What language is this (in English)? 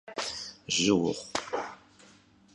Kabardian